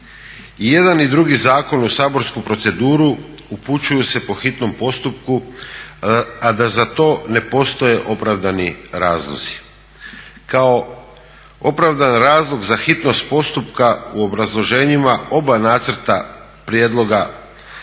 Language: Croatian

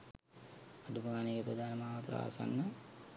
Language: Sinhala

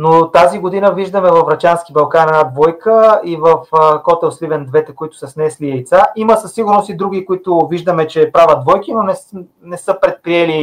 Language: Bulgarian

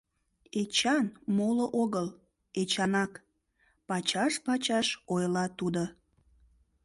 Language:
Mari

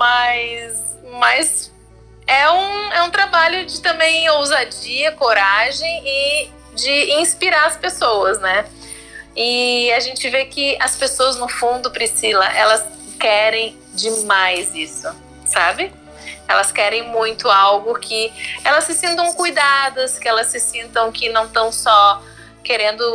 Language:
Portuguese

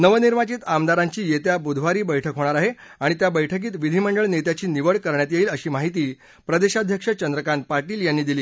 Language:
Marathi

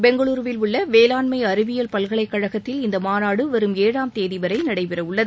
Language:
Tamil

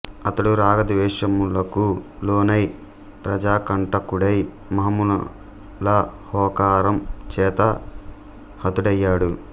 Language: Telugu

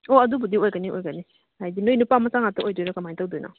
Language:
Manipuri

